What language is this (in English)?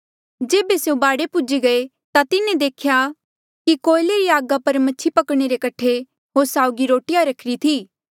Mandeali